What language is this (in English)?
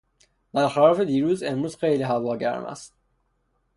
Persian